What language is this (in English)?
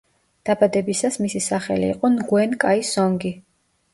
Georgian